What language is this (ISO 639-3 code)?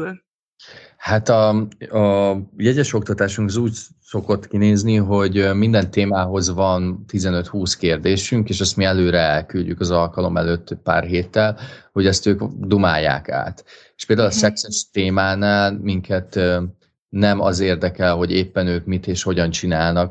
hun